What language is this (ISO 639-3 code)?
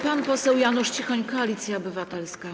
pol